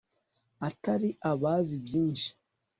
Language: Kinyarwanda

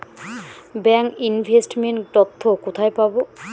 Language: Bangla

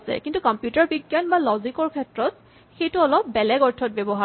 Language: Assamese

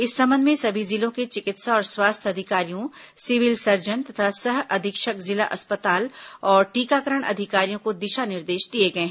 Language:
Hindi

